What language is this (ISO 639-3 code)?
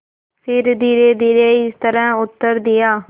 hin